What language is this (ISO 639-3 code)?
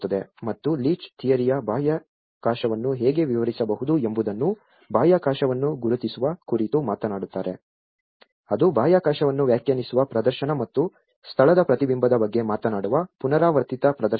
kan